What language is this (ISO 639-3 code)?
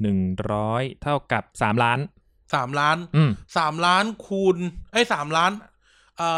tha